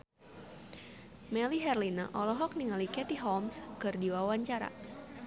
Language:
Sundanese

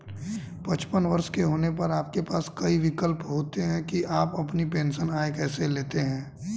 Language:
Hindi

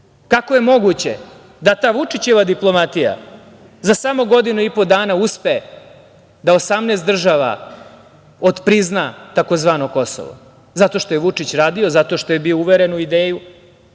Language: Serbian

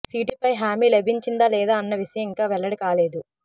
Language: Telugu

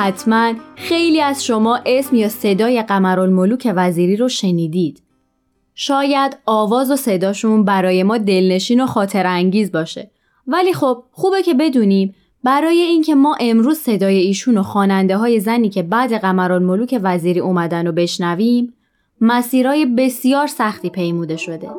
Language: Persian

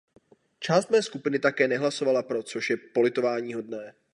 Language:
Czech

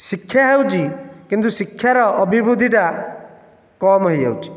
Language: Odia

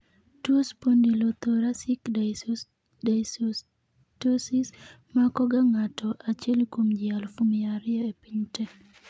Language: Luo (Kenya and Tanzania)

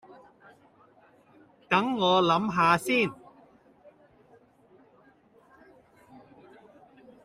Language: Cantonese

